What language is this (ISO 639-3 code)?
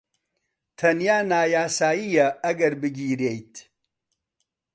ckb